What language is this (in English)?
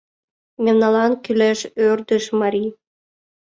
Mari